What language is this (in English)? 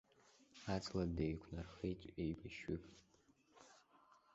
Abkhazian